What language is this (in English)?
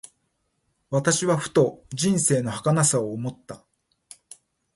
Japanese